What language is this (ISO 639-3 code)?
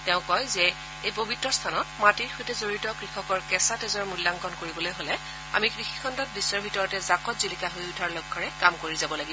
asm